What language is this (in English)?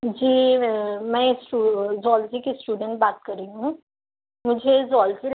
Urdu